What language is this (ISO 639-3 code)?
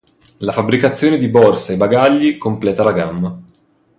ita